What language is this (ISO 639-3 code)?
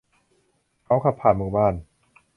tha